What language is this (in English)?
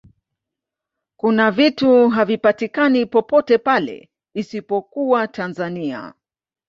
Swahili